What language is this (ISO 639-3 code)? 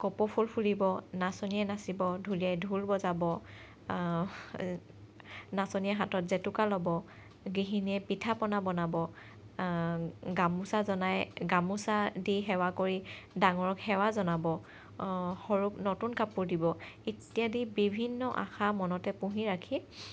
asm